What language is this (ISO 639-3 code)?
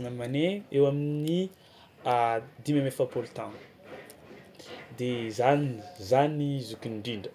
xmw